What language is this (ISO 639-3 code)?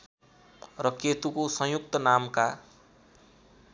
nep